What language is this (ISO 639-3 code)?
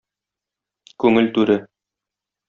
tat